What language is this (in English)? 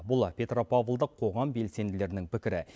Kazakh